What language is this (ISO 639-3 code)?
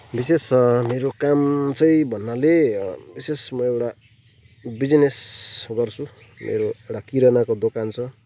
nep